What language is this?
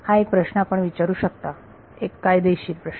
Marathi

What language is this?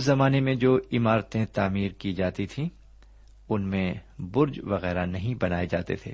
Urdu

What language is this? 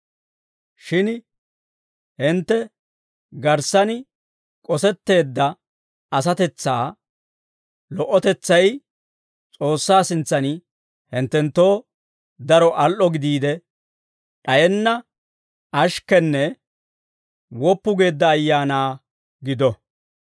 Dawro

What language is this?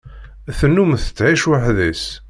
Kabyle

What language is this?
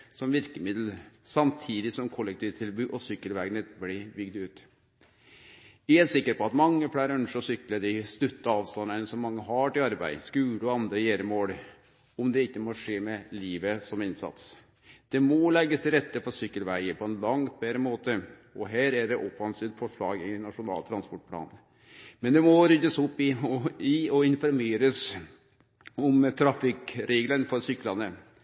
Norwegian Nynorsk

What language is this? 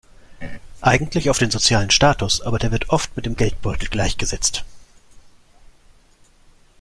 German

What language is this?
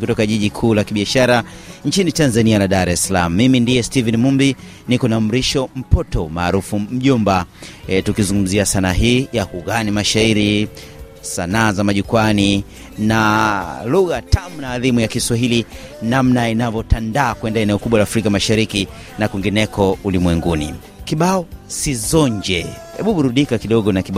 Swahili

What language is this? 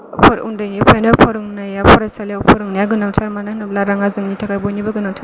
Bodo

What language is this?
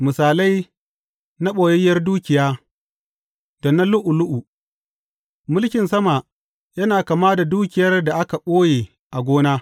Hausa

